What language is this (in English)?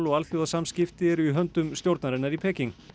Icelandic